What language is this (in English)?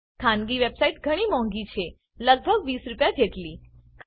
Gujarati